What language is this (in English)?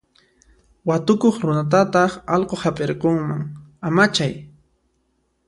Puno Quechua